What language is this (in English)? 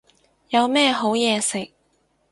Cantonese